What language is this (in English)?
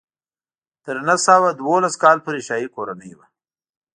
Pashto